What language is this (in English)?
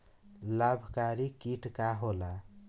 Bhojpuri